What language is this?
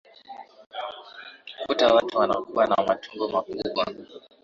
Swahili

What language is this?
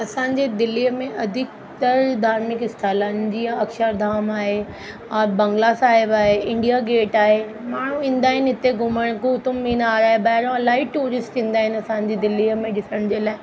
Sindhi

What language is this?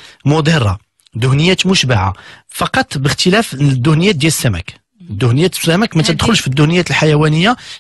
Arabic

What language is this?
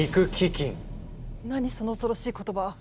Japanese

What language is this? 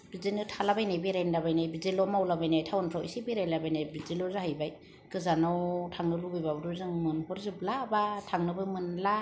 Bodo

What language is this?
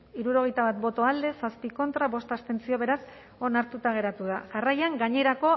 Basque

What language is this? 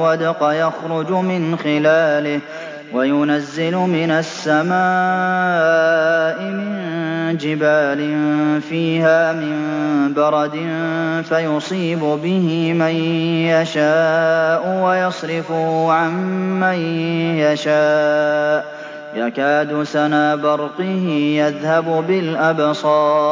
Arabic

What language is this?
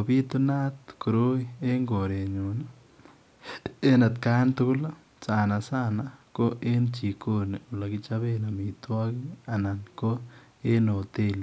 Kalenjin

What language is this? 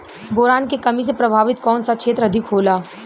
Bhojpuri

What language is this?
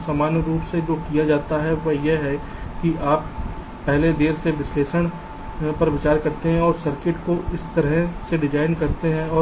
Hindi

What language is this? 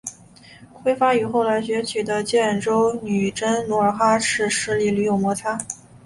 Chinese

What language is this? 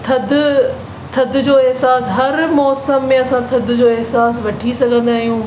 Sindhi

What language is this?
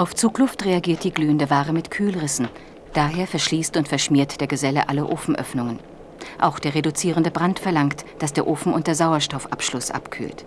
German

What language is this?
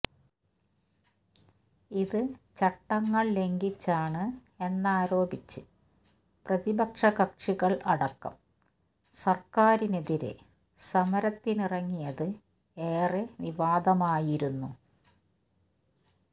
Malayalam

